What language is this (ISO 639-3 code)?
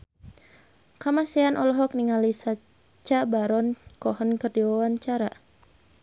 sun